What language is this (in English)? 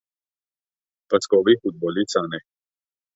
Armenian